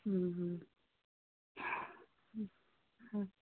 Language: Assamese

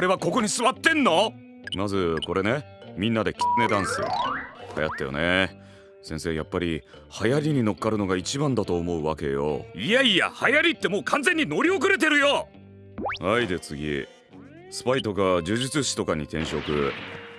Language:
Japanese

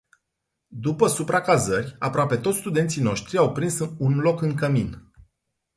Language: Romanian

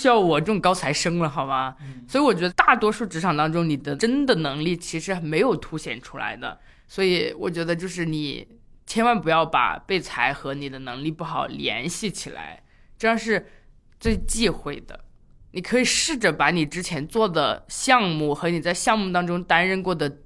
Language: Chinese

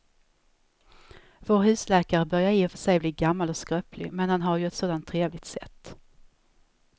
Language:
Swedish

